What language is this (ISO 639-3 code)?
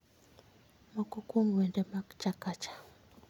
luo